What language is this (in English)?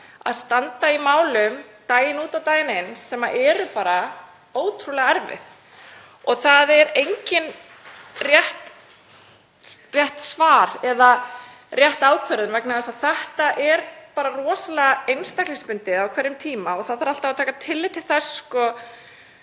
Icelandic